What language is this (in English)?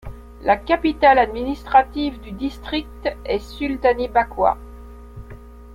French